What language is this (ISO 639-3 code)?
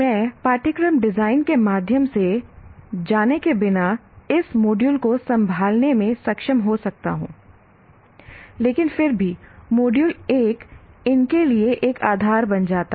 hin